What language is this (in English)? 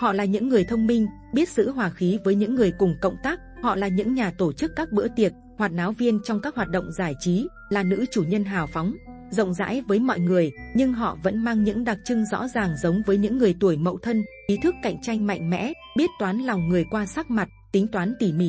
Vietnamese